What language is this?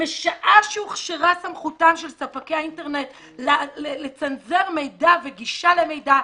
Hebrew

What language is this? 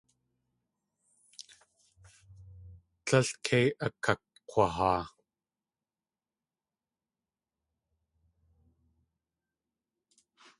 Tlingit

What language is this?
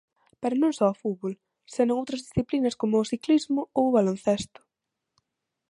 Galician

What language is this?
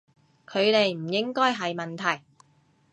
Cantonese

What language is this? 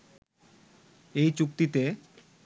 Bangla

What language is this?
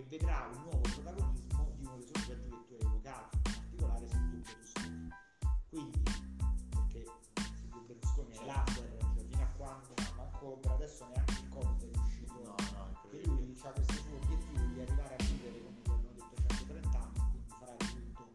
Italian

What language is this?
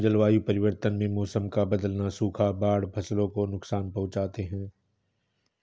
Hindi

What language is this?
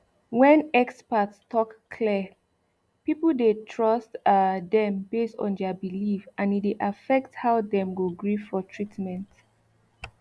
Nigerian Pidgin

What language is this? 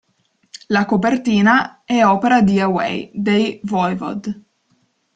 Italian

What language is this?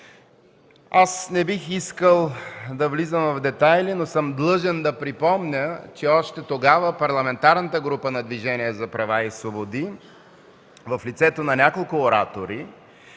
Bulgarian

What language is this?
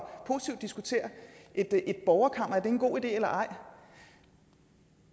Danish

